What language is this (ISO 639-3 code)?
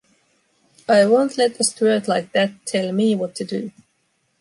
eng